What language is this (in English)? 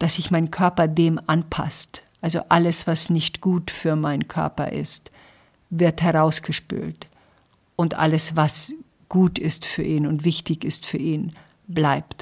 German